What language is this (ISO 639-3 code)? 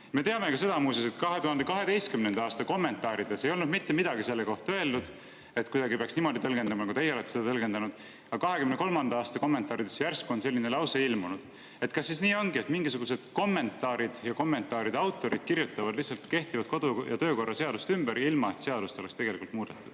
est